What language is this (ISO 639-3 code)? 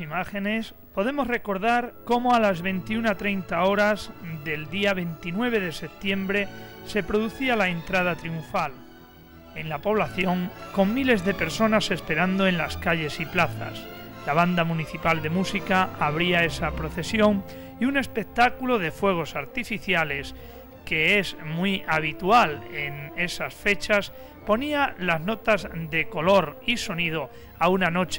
spa